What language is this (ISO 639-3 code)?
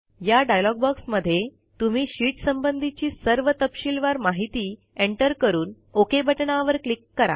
mar